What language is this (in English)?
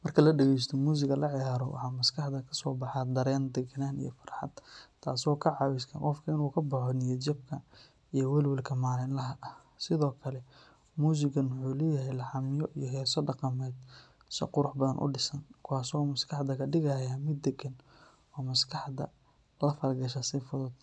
Somali